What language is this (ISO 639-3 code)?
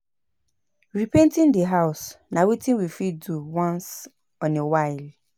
pcm